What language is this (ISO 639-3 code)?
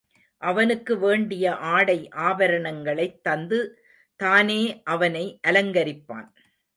tam